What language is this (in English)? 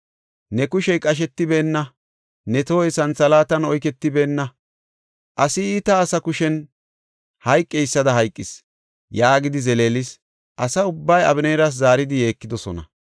Gofa